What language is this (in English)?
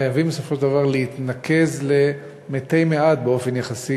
Hebrew